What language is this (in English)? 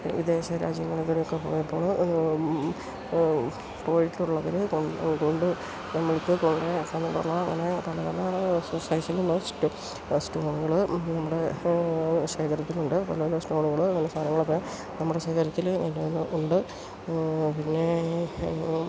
Malayalam